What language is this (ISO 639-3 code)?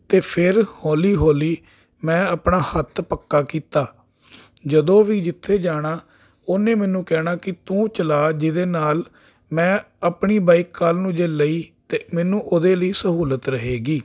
pan